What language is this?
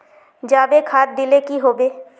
Magahi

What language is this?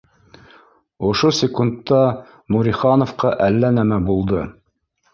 Bashkir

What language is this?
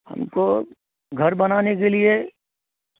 Urdu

